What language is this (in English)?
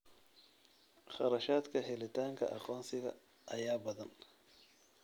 Somali